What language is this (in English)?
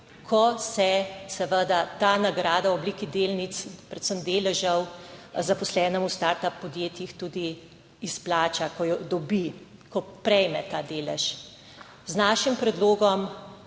Slovenian